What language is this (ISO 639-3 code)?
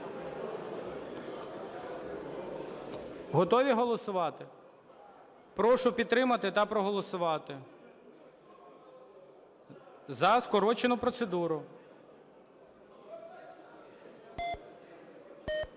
ukr